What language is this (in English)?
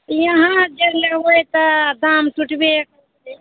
Maithili